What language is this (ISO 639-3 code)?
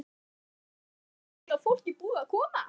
isl